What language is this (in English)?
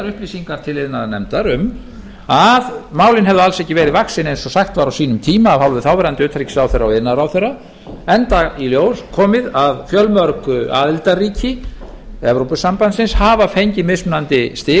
Icelandic